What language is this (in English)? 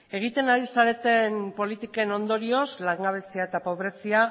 Basque